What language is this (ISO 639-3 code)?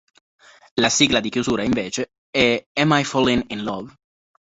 ita